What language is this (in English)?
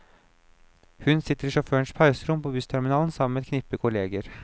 Norwegian